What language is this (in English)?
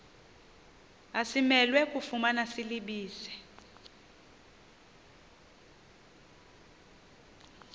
Xhosa